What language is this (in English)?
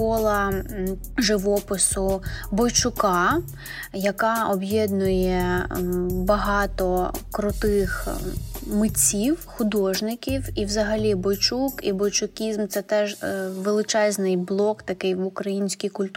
Ukrainian